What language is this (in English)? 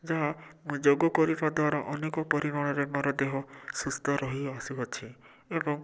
Odia